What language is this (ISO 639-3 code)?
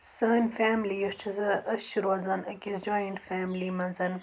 kas